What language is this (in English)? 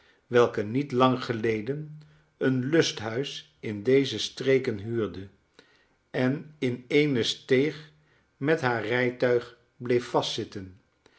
Dutch